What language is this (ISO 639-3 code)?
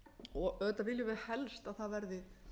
isl